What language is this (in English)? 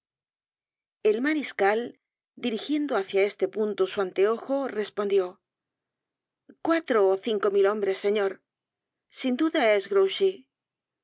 Spanish